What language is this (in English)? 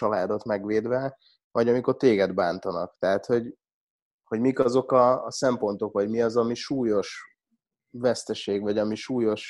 Hungarian